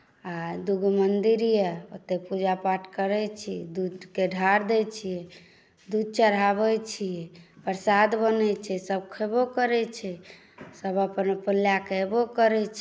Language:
Maithili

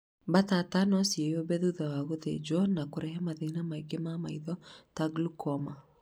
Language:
Kikuyu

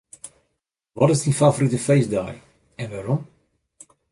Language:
Western Frisian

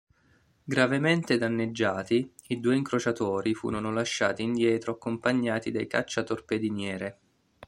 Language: Italian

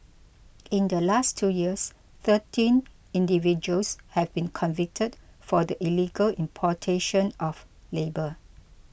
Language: English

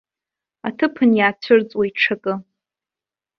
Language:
Abkhazian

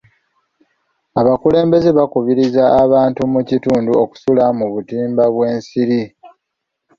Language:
Ganda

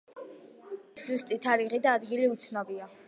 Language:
Georgian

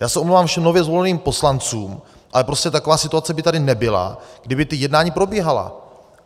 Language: Czech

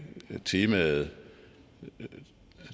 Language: Danish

